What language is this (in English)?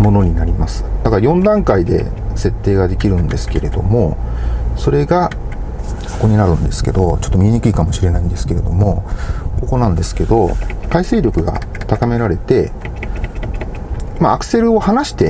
Japanese